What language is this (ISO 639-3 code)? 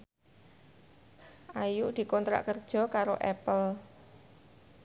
jav